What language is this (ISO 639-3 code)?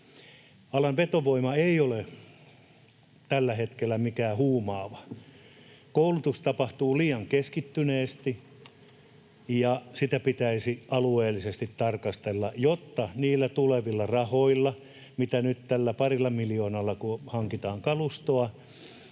fin